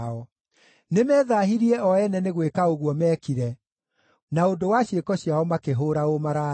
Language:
Kikuyu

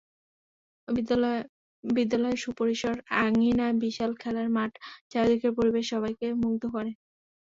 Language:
Bangla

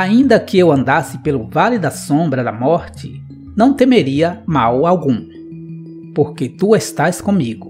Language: Portuguese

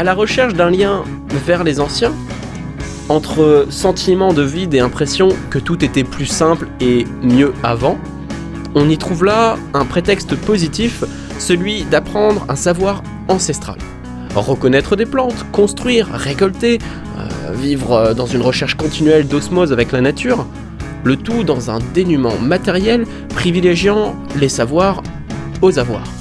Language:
French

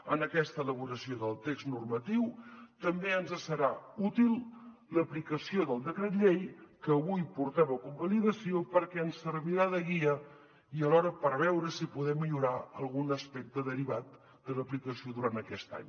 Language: Catalan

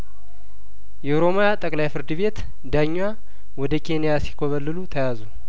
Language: Amharic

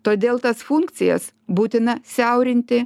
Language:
Lithuanian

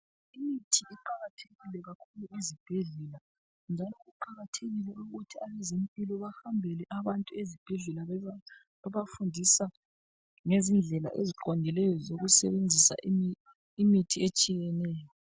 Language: North Ndebele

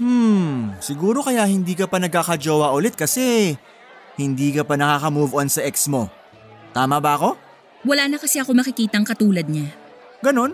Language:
Filipino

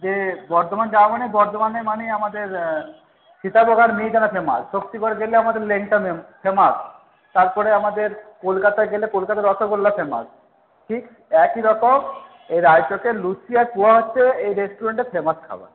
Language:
Bangla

